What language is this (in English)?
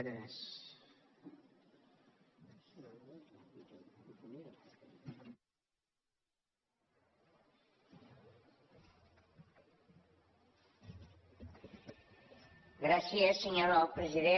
Catalan